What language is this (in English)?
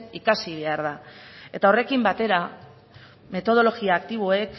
Basque